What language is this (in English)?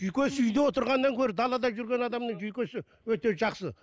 Kazakh